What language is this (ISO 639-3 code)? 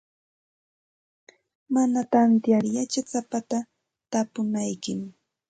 qxt